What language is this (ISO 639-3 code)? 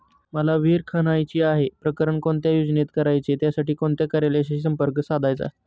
mar